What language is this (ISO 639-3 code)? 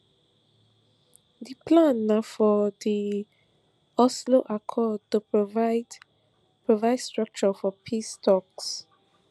pcm